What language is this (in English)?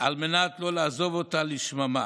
Hebrew